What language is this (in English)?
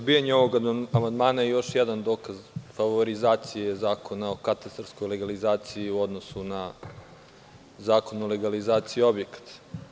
Serbian